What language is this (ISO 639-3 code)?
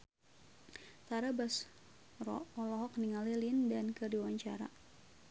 sun